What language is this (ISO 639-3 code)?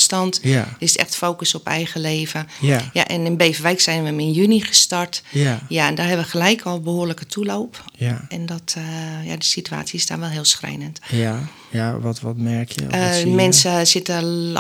nld